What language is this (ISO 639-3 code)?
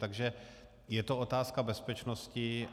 ces